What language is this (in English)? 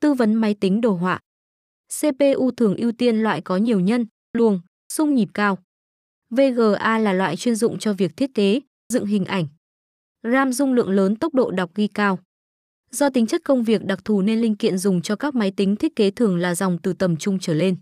Vietnamese